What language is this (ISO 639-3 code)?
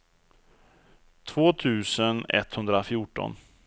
swe